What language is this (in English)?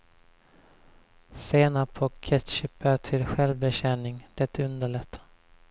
Swedish